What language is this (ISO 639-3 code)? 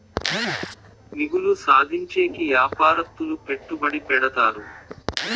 tel